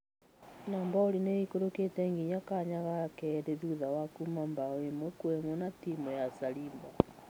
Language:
Kikuyu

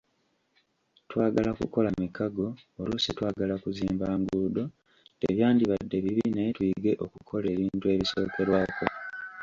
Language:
Ganda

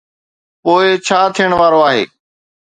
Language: Sindhi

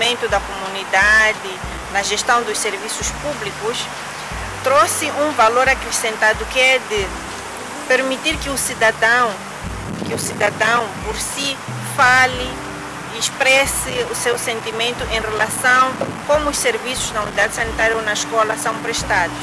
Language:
Portuguese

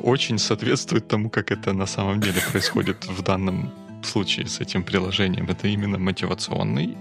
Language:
Russian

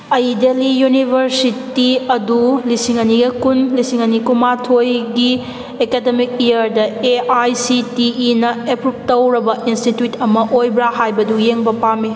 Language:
Manipuri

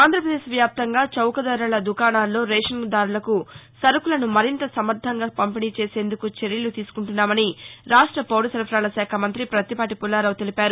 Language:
Telugu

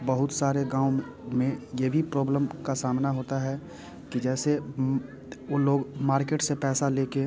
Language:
Hindi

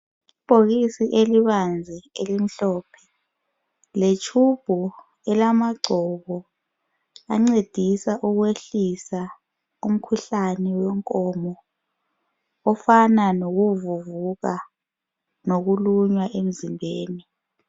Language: North Ndebele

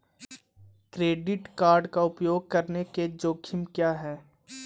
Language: Hindi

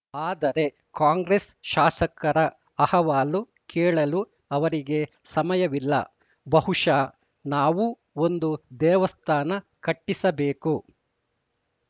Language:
Kannada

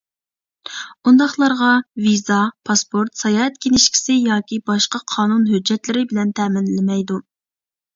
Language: Uyghur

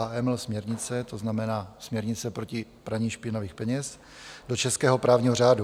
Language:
Czech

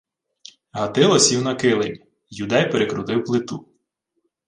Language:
Ukrainian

